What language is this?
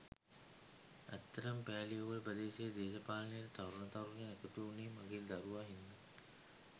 Sinhala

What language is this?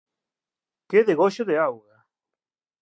Galician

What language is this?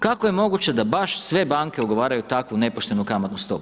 Croatian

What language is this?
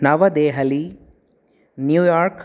Sanskrit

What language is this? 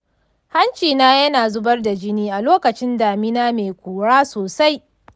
Hausa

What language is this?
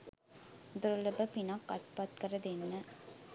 Sinhala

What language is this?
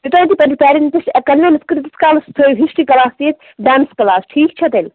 Kashmiri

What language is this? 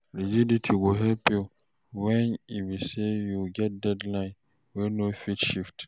Nigerian Pidgin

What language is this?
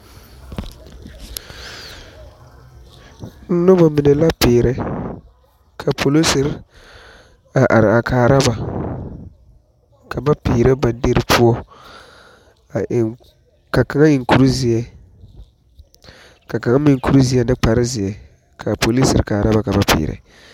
Southern Dagaare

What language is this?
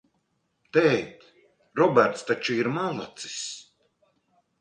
Latvian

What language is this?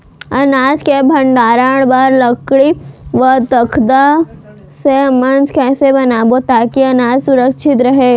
Chhattisgarhi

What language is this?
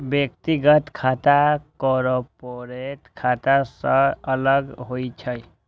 Maithili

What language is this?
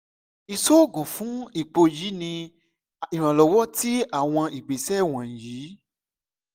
Yoruba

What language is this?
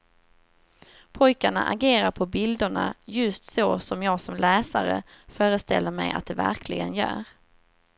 Swedish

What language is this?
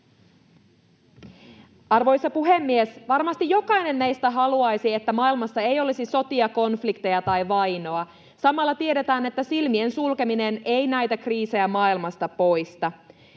Finnish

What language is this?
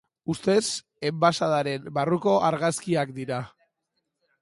Basque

